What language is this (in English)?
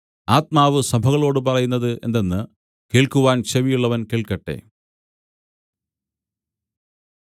Malayalam